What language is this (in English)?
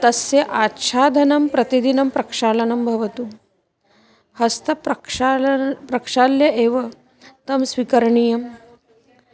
Sanskrit